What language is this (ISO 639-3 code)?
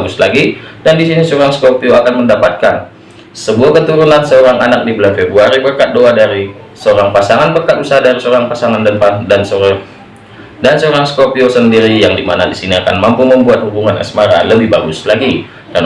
ind